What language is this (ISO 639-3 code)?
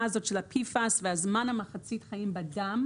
heb